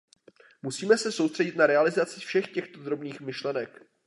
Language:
Czech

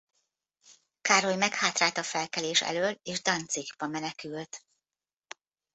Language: Hungarian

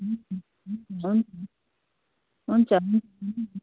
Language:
Nepali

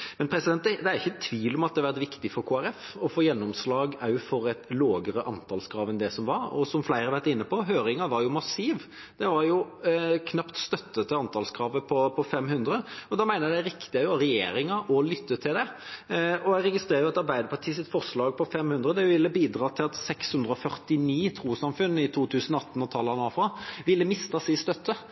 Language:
Norwegian Bokmål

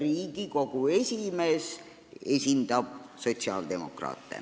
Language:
Estonian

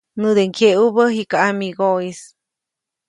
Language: Copainalá Zoque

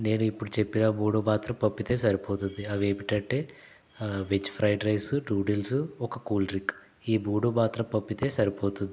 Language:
Telugu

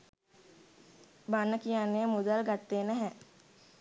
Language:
Sinhala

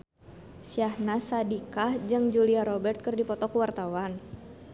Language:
Sundanese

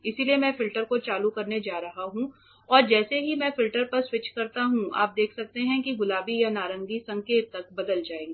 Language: Hindi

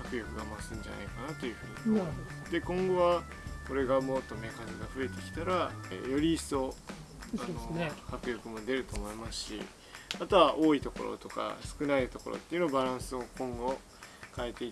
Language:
Japanese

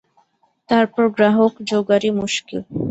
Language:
Bangla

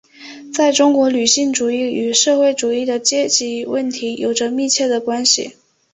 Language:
Chinese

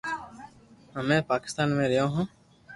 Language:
Loarki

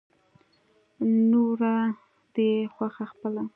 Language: Pashto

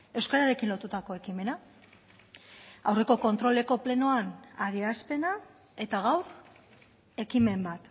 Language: Basque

